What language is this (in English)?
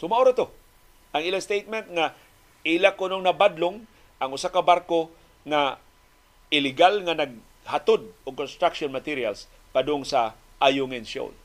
Filipino